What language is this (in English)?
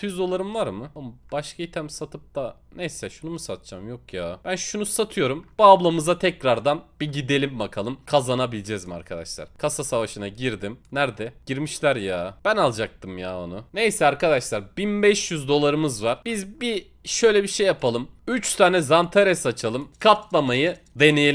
Turkish